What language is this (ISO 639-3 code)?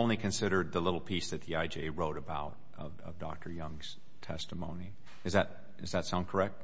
eng